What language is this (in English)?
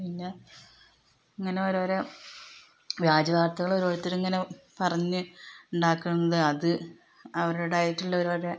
Malayalam